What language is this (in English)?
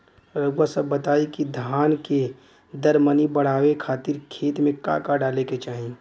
Bhojpuri